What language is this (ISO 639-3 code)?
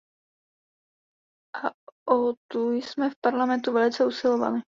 ces